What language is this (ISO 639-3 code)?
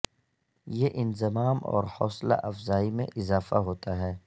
urd